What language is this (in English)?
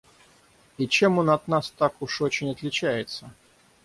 Russian